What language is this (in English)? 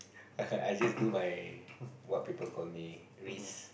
English